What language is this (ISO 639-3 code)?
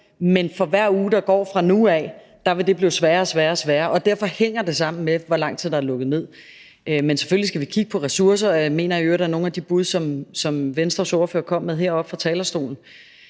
dan